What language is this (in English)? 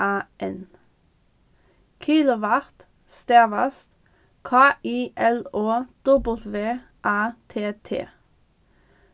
Faroese